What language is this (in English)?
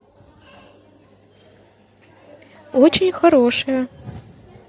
Russian